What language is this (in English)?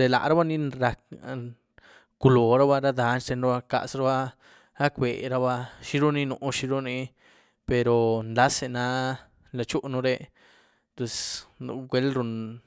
Güilá Zapotec